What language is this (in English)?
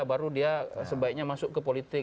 Indonesian